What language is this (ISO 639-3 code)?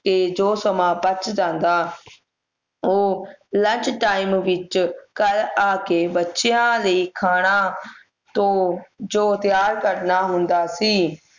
pan